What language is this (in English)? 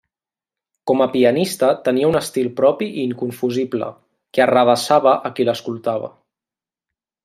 Catalan